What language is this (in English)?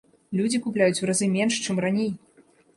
Belarusian